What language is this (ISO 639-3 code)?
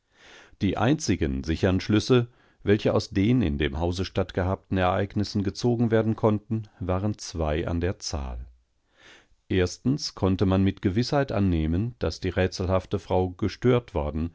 deu